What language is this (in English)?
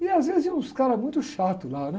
Portuguese